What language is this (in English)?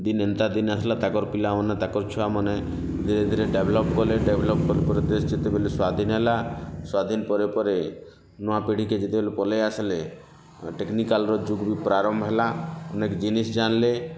Odia